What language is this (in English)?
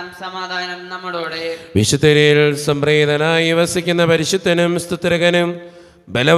Malayalam